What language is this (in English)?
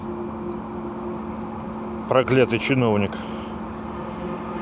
Russian